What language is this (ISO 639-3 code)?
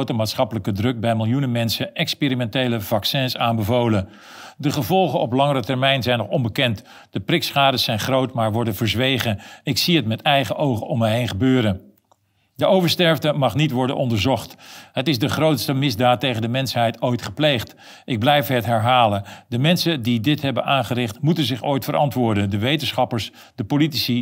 nld